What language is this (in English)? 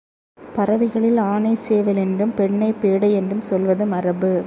Tamil